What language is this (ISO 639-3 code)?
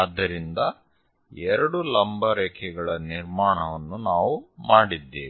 kan